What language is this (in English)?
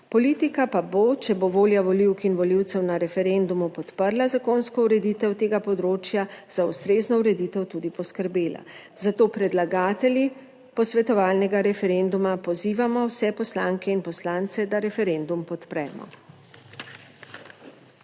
Slovenian